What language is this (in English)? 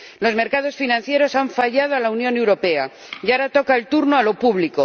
Spanish